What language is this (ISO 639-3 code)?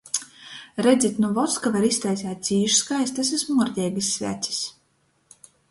ltg